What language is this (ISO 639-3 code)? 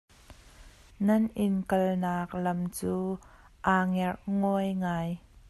cnh